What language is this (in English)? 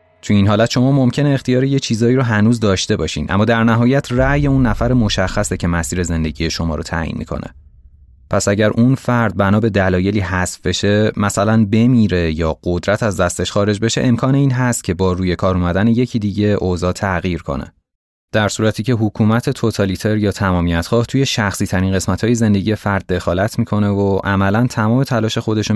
Persian